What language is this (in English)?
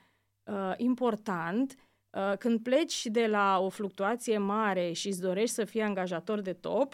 Romanian